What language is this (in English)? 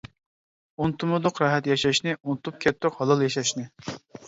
Uyghur